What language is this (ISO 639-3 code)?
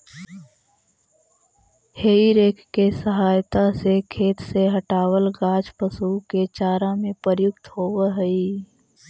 mag